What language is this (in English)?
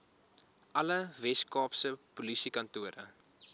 Afrikaans